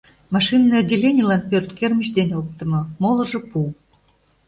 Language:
Mari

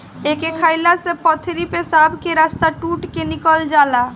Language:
Bhojpuri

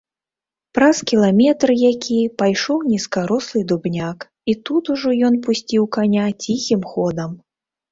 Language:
Belarusian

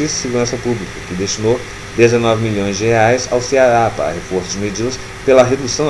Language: Portuguese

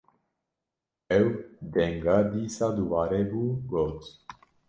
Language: Kurdish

